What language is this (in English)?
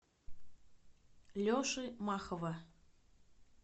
Russian